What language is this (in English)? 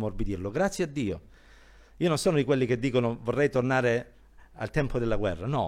Italian